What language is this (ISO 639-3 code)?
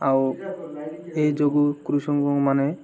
ori